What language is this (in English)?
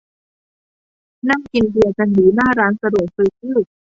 Thai